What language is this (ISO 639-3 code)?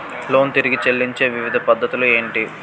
tel